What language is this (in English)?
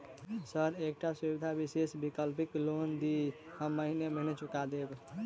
Maithili